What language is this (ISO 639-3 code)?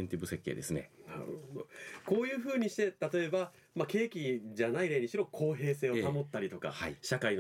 jpn